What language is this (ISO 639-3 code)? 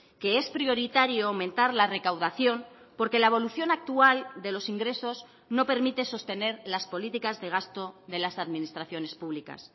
spa